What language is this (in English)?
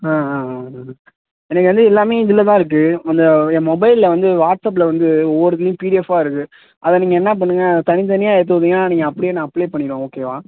Tamil